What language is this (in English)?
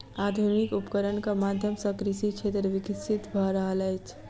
Maithili